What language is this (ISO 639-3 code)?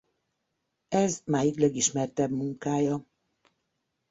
hun